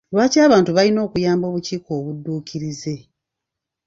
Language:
Ganda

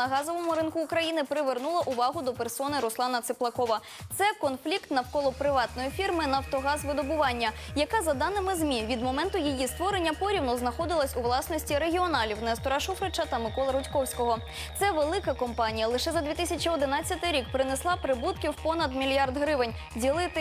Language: Ukrainian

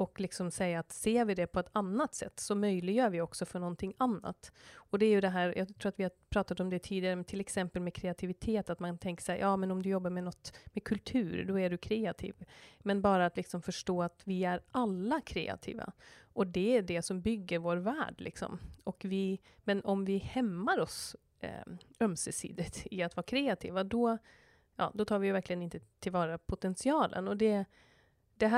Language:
Swedish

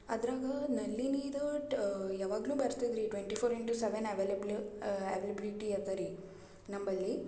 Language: Kannada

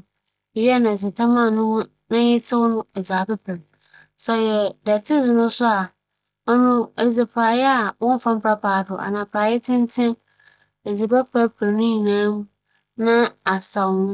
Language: Akan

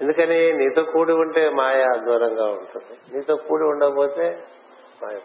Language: Telugu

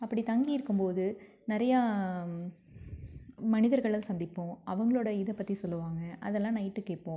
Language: Tamil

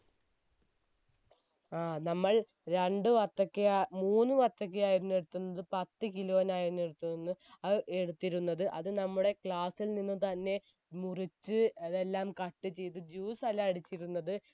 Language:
Malayalam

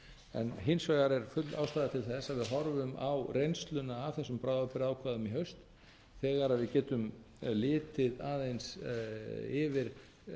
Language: Icelandic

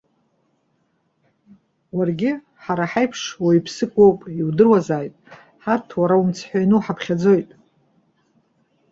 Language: Abkhazian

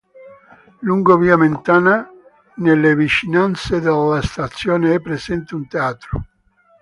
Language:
Italian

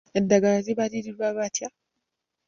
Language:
Ganda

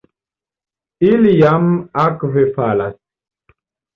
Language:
Esperanto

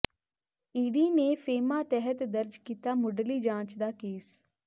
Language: Punjabi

